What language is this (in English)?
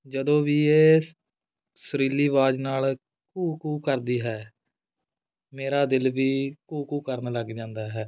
Punjabi